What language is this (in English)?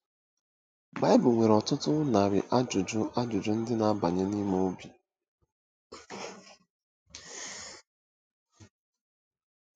Igbo